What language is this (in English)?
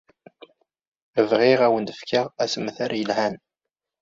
Kabyle